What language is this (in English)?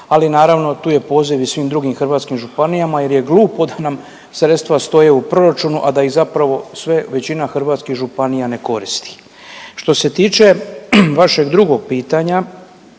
Croatian